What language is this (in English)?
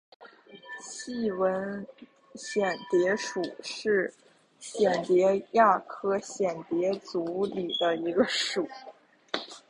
Chinese